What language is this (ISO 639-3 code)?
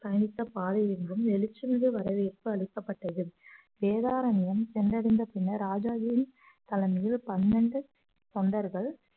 tam